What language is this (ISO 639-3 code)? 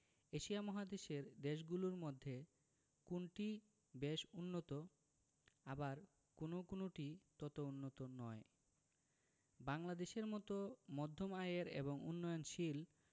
ben